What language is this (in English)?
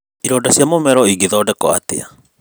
Kikuyu